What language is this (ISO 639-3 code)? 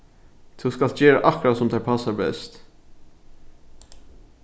fao